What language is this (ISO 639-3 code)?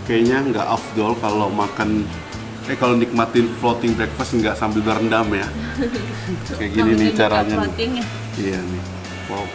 ind